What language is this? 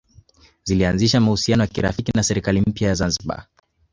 Swahili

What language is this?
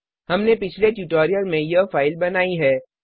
Hindi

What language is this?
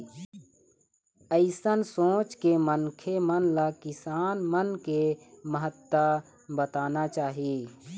Chhattisgarhi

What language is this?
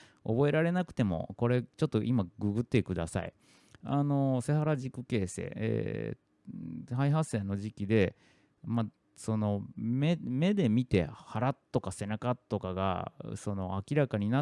Japanese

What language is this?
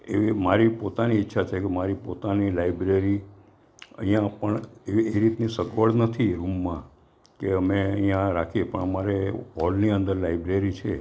Gujarati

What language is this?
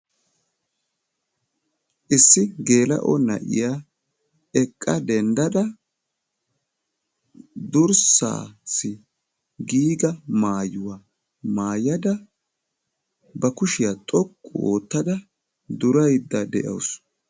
Wolaytta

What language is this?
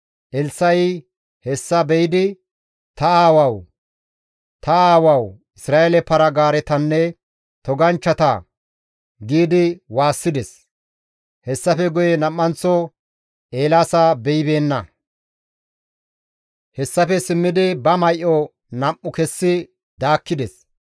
Gamo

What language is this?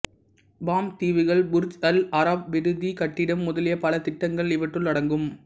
Tamil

